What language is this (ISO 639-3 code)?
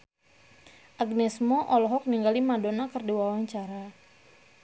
sun